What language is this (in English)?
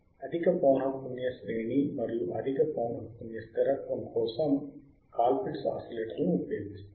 Telugu